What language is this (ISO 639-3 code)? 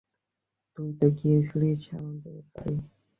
ben